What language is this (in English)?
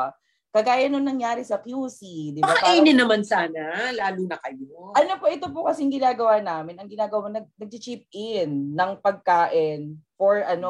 Filipino